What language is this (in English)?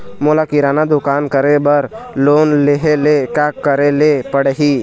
Chhattisgarhi